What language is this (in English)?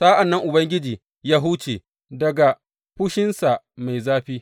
Hausa